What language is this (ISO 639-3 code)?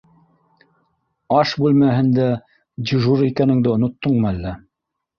bak